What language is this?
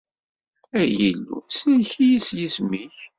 Kabyle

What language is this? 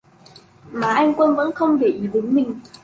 Vietnamese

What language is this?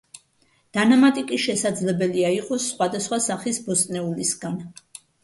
Georgian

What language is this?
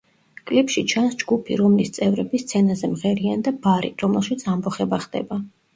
Georgian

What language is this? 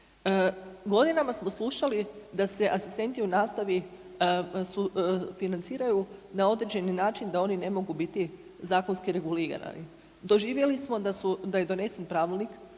Croatian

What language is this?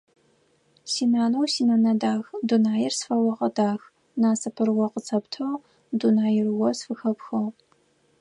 Adyghe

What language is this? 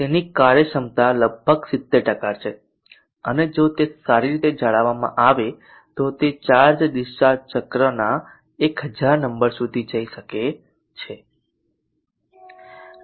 Gujarati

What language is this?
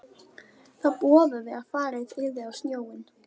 Icelandic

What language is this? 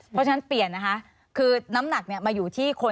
Thai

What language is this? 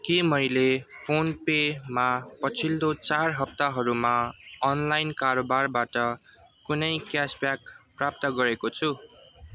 Nepali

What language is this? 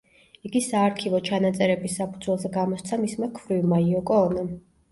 Georgian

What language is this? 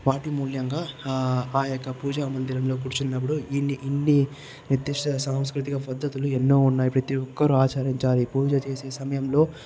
Telugu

